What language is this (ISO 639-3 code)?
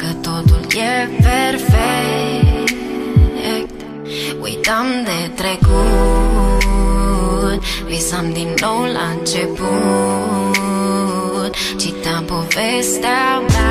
ron